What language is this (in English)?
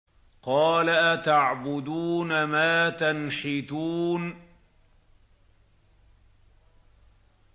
Arabic